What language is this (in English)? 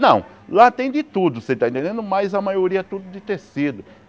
Portuguese